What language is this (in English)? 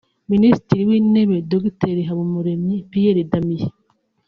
Kinyarwanda